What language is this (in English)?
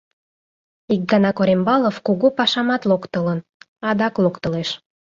Mari